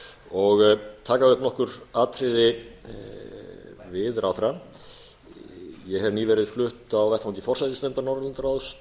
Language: Icelandic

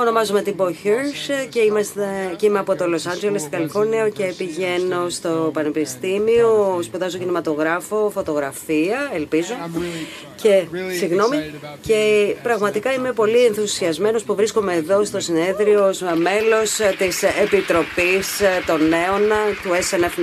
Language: Greek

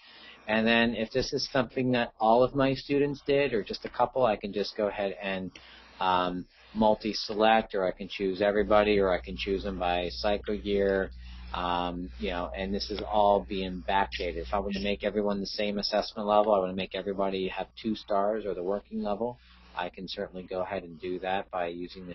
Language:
English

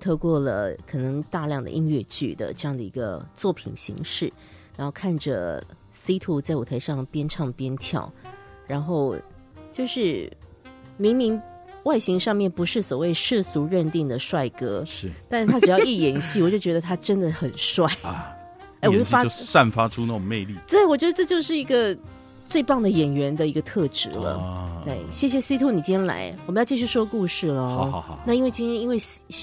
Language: Chinese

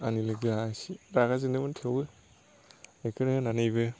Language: Bodo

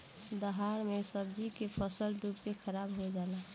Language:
Bhojpuri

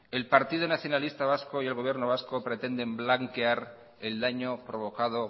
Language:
Spanish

